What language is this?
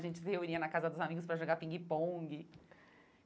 Portuguese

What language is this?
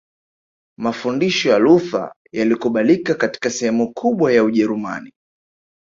Swahili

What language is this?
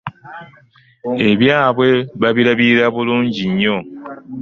Ganda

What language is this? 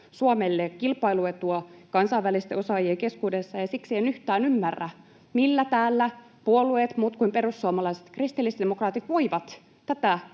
Finnish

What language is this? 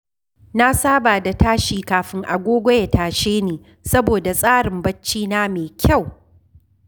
Hausa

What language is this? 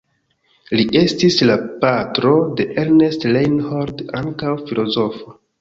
Esperanto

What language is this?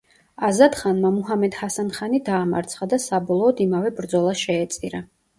Georgian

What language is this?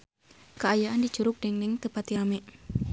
Sundanese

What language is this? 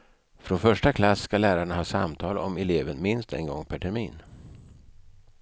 Swedish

